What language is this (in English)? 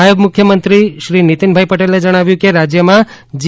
Gujarati